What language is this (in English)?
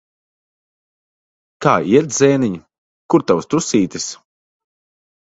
Latvian